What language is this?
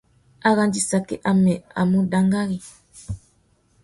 Tuki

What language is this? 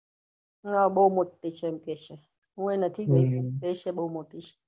Gujarati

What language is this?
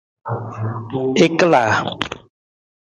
Nawdm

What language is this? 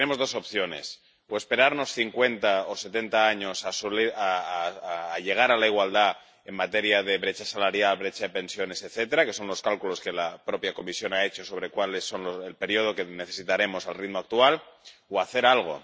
Spanish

